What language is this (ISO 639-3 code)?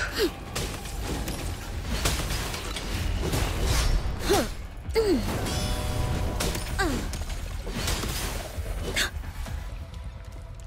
eng